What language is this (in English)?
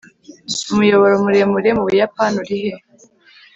Kinyarwanda